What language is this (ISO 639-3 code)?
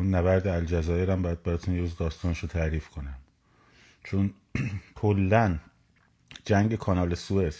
fas